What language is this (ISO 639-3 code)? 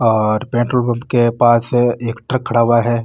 mwr